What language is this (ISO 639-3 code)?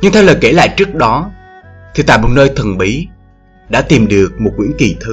vie